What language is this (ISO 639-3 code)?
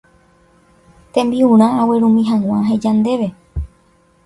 grn